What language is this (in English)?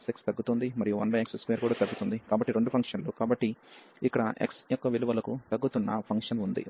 Telugu